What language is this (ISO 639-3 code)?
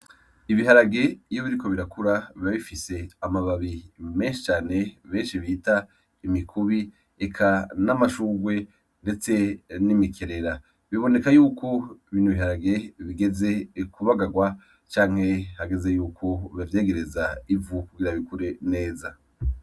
run